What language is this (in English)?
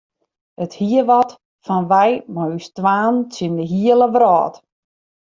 Western Frisian